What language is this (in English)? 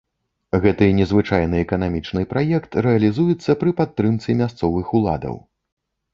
Belarusian